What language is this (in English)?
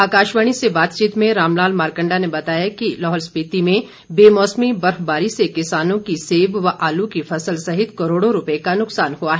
Hindi